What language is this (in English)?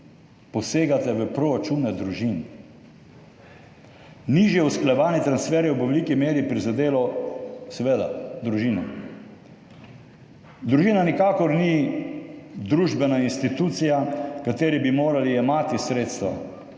Slovenian